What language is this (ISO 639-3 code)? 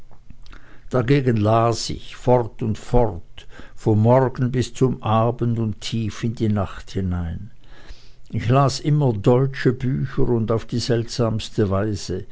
deu